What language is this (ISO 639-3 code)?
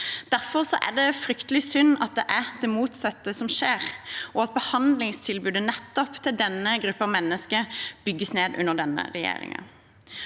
nor